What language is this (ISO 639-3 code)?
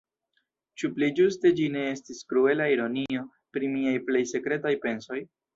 epo